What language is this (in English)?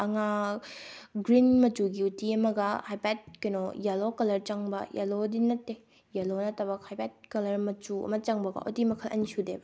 Manipuri